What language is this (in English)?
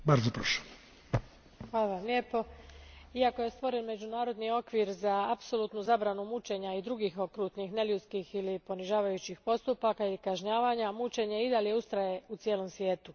Croatian